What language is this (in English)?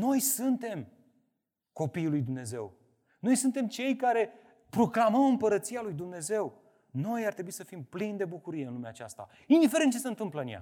Romanian